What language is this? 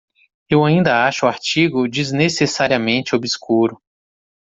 Portuguese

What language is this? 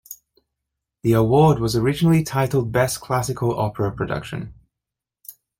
English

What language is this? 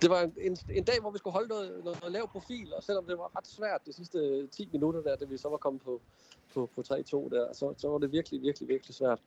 Danish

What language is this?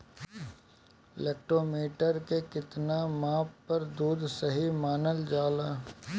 Bhojpuri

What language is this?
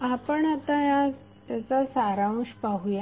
Marathi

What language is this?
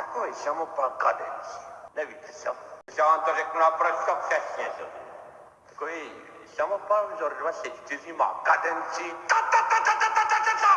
Czech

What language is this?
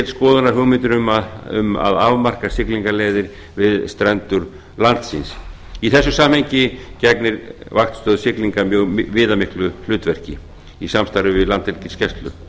Icelandic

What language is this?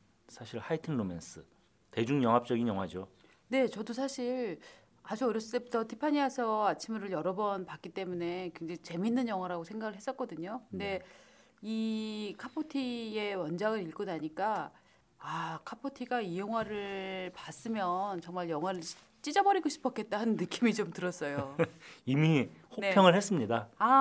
Korean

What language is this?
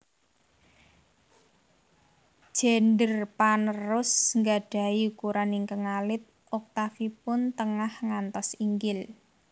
Javanese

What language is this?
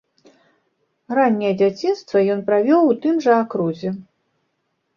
Belarusian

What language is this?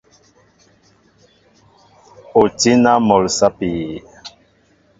Mbo (Cameroon)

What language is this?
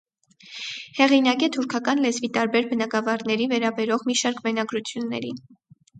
Armenian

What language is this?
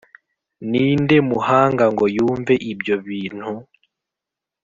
Kinyarwanda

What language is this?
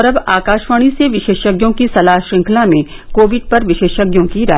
Hindi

